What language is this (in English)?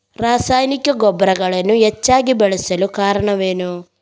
Kannada